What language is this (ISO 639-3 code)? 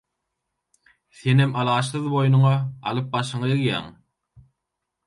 tuk